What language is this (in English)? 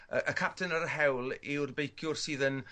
Welsh